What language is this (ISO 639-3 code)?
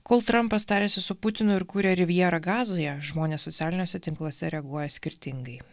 lit